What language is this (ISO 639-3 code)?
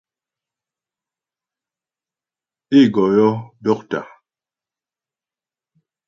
bbj